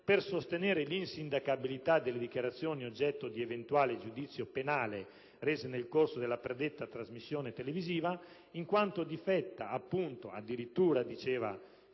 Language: Italian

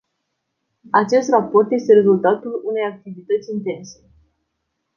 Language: Romanian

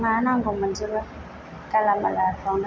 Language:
Bodo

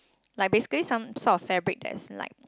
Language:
English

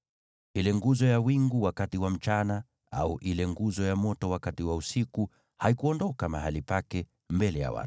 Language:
Swahili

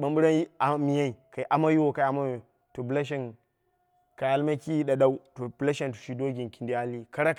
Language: Dera (Nigeria)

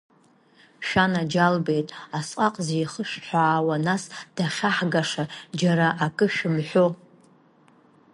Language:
Abkhazian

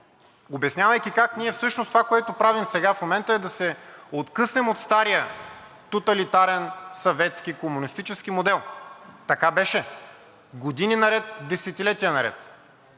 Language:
Bulgarian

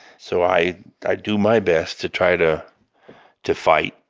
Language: English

